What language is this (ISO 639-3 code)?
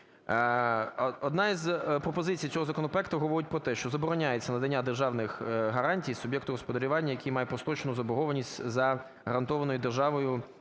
ukr